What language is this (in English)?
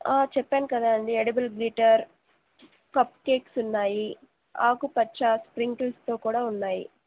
Telugu